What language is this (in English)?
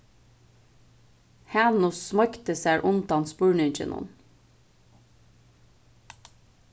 Faroese